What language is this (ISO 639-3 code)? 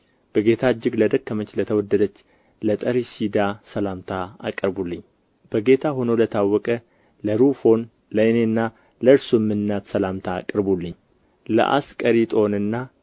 amh